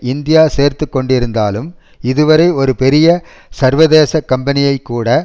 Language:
Tamil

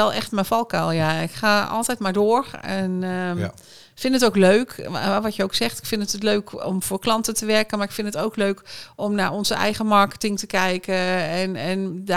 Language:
Dutch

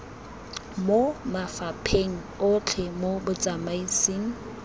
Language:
Tswana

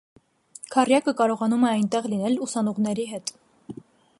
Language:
Armenian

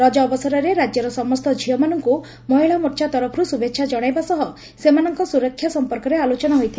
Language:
Odia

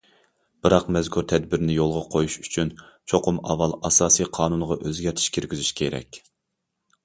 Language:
Uyghur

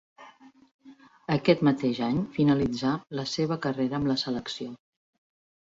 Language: Catalan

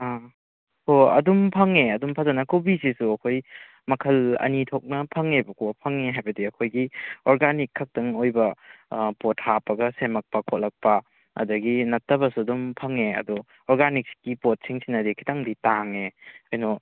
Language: Manipuri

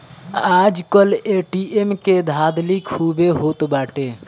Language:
Bhojpuri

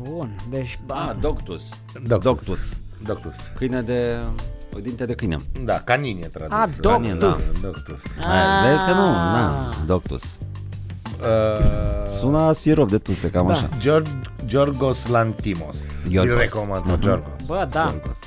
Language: Romanian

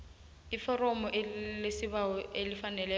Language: South Ndebele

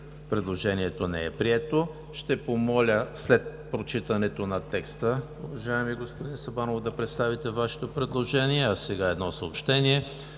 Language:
Bulgarian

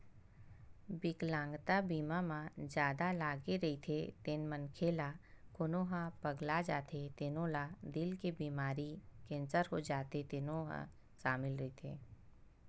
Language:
Chhattisgarhi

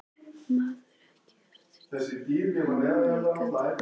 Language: Icelandic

